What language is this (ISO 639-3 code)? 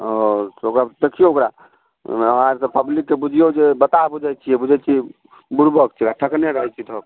mai